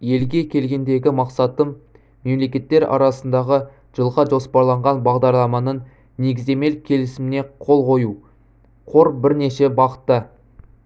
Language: Kazakh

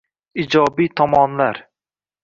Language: Uzbek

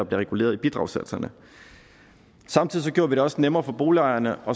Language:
Danish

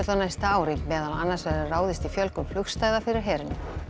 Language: Icelandic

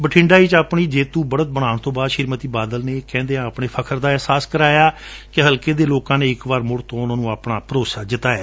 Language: Punjabi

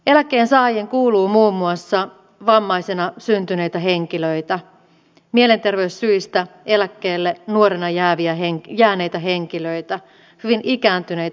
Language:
Finnish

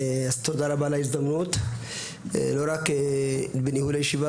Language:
Hebrew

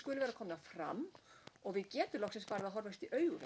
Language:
Icelandic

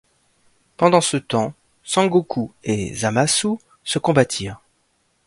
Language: French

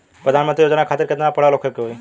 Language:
Bhojpuri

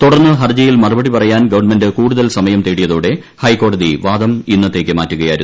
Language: Malayalam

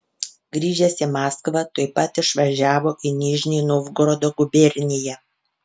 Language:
Lithuanian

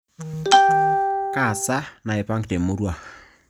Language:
Masai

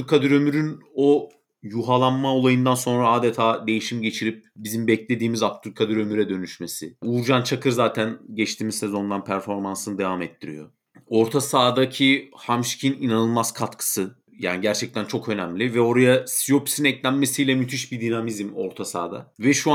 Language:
Turkish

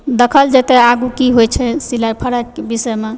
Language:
Maithili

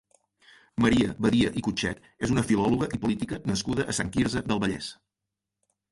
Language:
Catalan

